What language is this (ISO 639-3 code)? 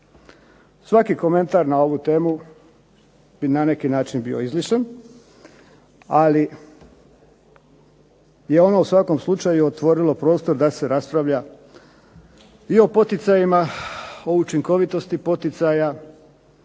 hrv